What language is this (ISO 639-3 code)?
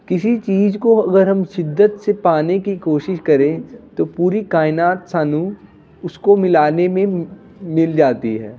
pan